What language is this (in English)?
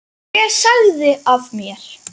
Icelandic